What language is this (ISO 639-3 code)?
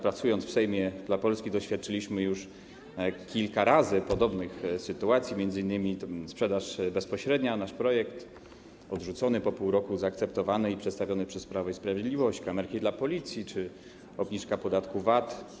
pol